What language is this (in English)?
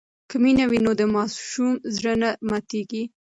Pashto